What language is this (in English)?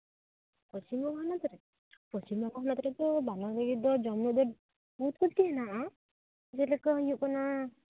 Santali